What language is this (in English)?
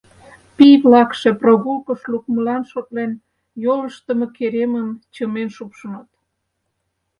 Mari